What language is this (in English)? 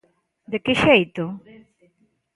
Galician